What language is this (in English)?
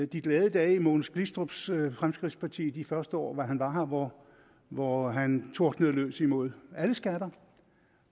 Danish